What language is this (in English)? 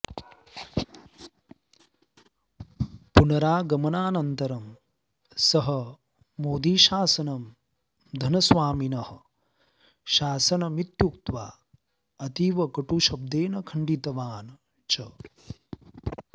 Sanskrit